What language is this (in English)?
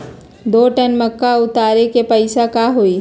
Magahi